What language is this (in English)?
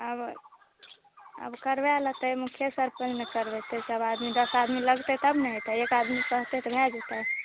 Maithili